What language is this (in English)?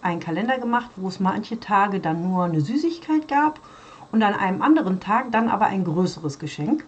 German